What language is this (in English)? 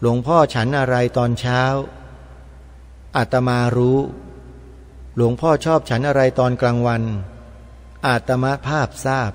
Thai